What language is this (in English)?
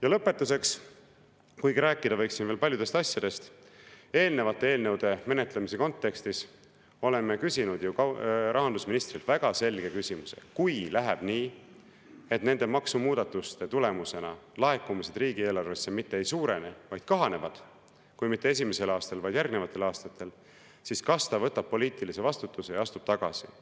Estonian